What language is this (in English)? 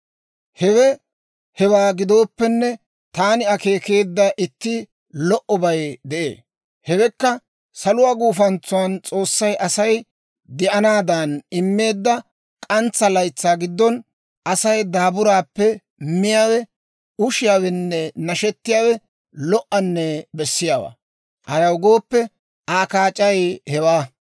Dawro